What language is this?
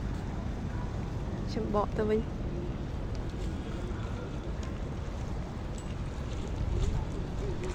Vietnamese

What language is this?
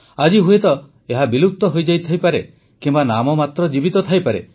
Odia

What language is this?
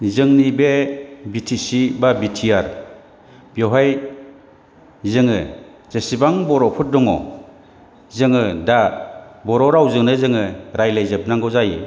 Bodo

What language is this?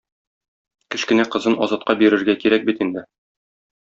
Tatar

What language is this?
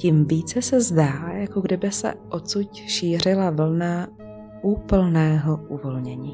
Czech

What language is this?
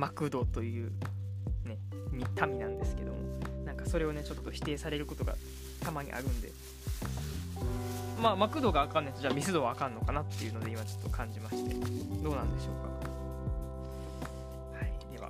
Japanese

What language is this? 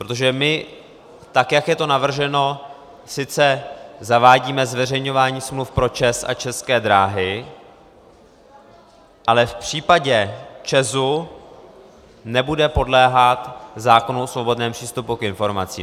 Czech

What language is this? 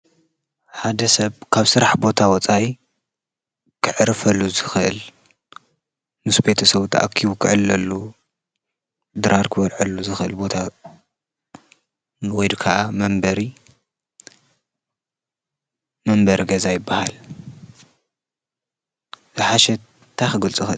Tigrinya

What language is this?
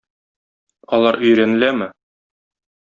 Tatar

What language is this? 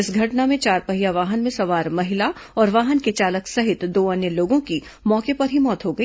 Hindi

